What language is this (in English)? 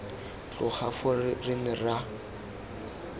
Tswana